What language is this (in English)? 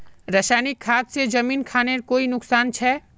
Magahi